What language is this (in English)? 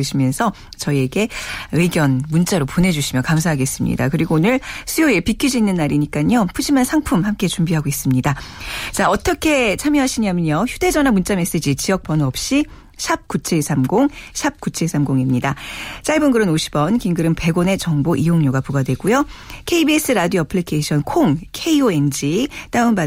Korean